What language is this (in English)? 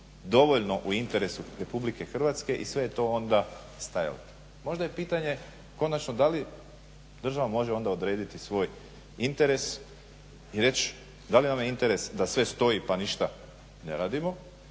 Croatian